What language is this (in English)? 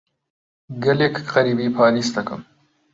Central Kurdish